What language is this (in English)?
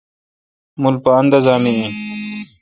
Kalkoti